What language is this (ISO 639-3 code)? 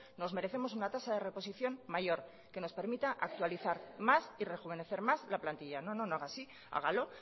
spa